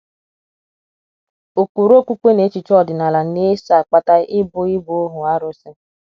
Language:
Igbo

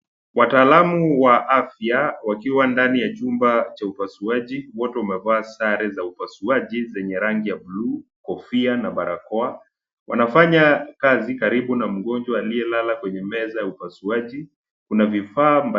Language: Swahili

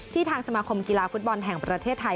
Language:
Thai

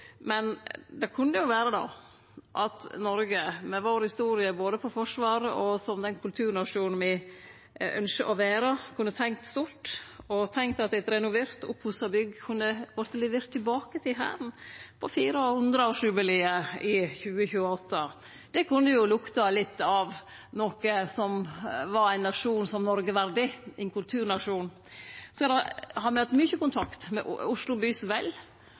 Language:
Norwegian Nynorsk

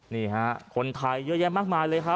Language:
Thai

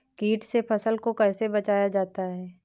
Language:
Hindi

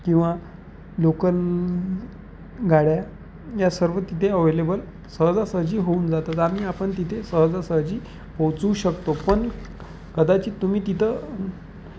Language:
Marathi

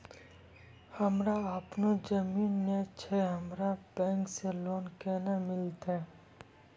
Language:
Maithili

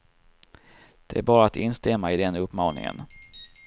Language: Swedish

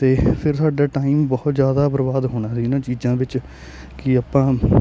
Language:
Punjabi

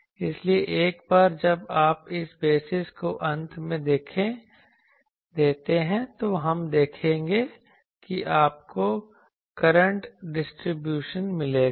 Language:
Hindi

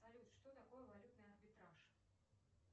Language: Russian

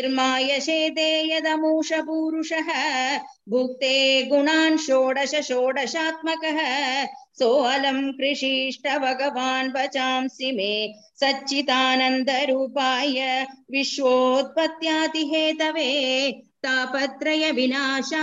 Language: Tamil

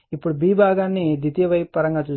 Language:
Telugu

